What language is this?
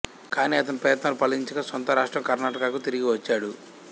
Telugu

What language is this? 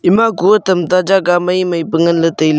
Wancho Naga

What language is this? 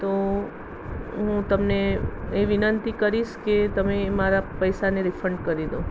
Gujarati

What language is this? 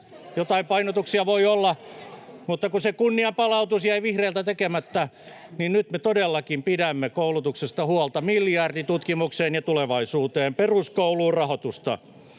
Finnish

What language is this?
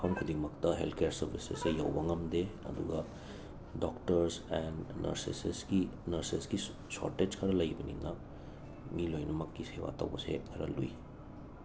Manipuri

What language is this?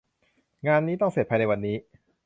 Thai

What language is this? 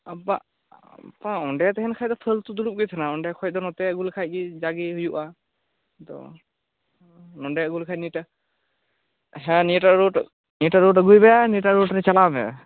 Santali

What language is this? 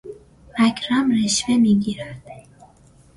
Persian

